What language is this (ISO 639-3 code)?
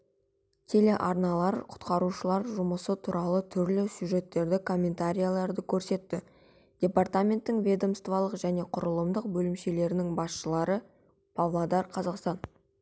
kaz